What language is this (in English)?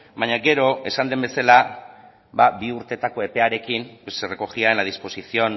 Basque